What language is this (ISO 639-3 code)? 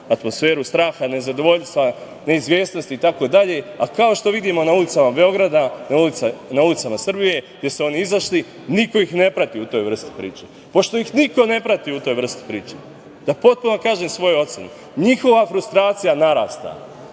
srp